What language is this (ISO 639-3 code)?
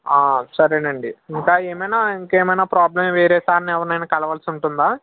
tel